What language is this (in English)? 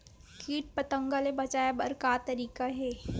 Chhattisgarhi